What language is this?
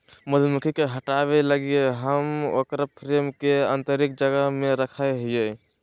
Magahi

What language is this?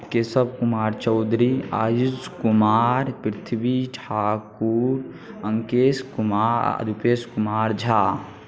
Maithili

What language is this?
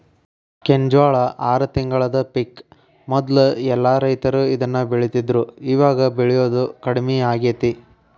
Kannada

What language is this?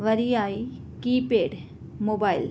Sindhi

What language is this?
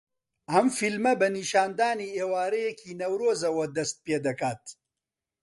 Central Kurdish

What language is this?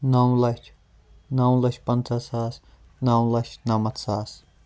Kashmiri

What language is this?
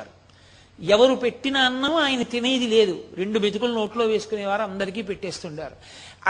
Telugu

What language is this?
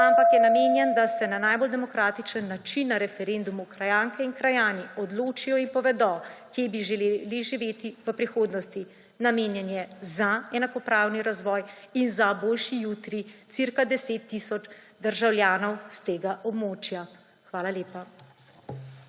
Slovenian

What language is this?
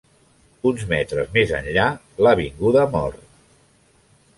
Catalan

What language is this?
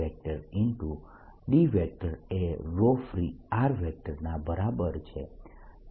Gujarati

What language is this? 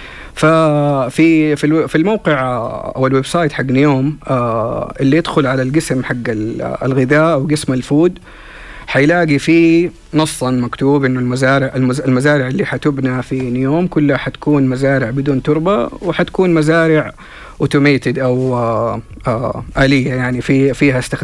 Arabic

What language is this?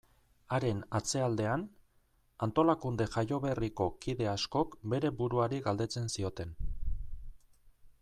Basque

